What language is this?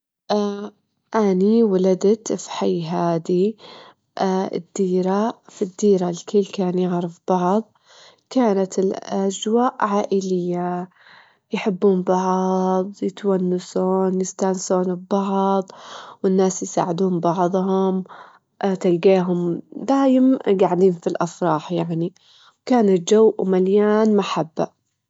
Gulf Arabic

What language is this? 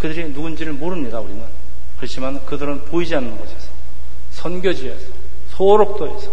Korean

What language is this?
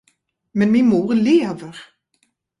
Swedish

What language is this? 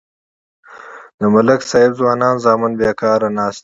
Pashto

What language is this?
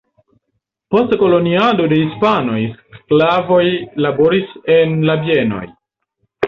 Esperanto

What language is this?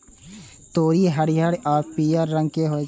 Maithili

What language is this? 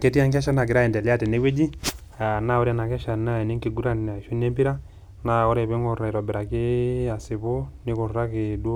Masai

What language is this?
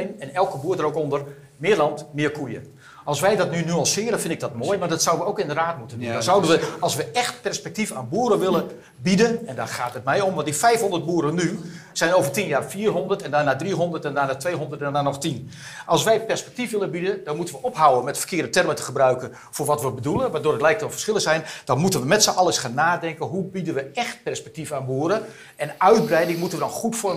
Dutch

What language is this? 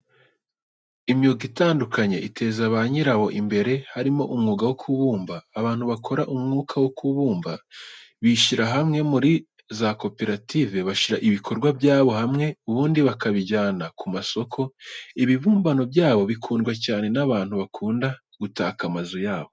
Kinyarwanda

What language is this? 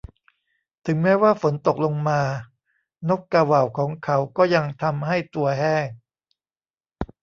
Thai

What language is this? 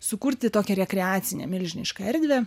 Lithuanian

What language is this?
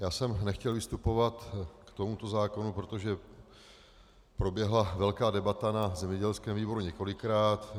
Czech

